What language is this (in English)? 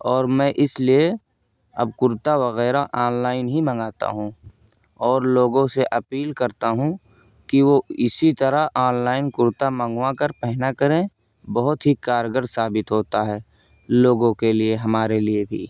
Urdu